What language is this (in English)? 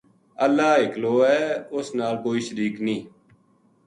Gujari